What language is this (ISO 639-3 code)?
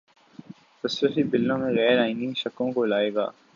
urd